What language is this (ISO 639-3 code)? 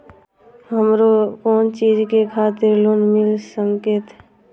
mai